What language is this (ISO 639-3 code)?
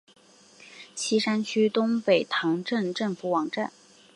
zho